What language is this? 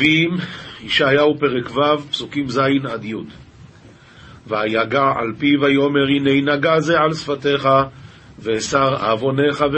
Hebrew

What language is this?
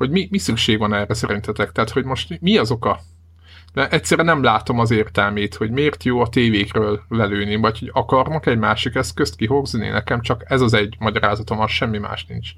Hungarian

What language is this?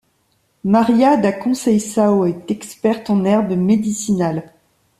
French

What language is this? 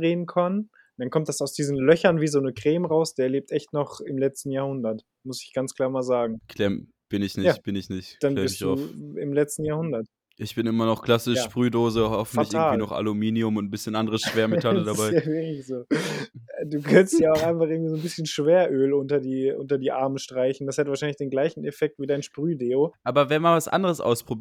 German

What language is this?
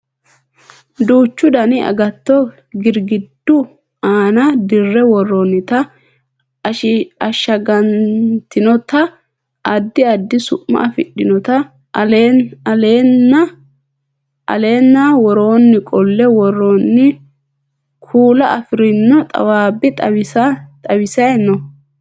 Sidamo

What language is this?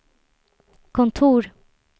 Swedish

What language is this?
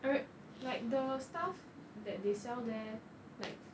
English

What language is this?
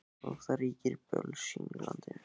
Icelandic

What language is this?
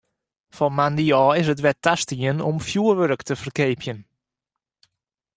Western Frisian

